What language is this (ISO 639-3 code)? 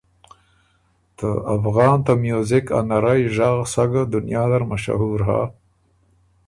oru